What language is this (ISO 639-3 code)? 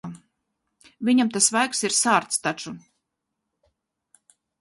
lav